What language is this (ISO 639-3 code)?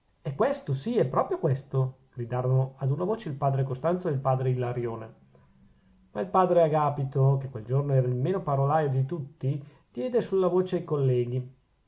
ita